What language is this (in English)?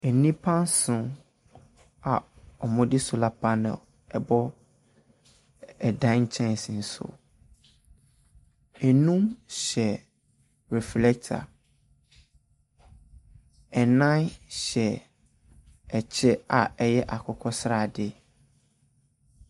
Akan